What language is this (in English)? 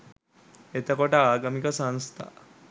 Sinhala